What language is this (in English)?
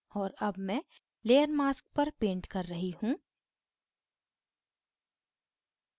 Hindi